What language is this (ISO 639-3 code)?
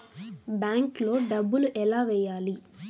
tel